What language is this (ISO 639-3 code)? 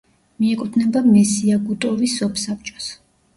kat